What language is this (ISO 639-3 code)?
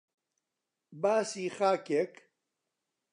ckb